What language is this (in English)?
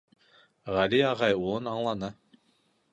Bashkir